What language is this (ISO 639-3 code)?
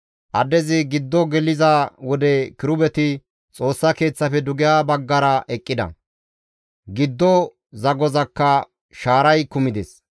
gmv